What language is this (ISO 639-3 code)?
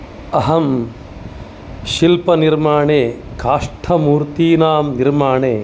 san